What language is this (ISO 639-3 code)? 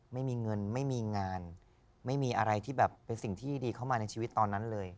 tha